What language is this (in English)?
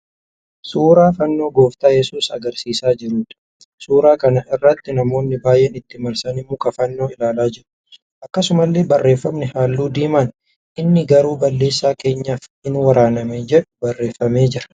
Oromo